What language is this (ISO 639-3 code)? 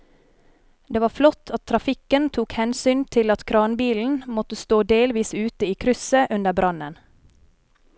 nor